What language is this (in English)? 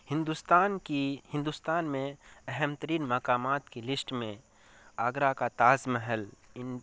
Urdu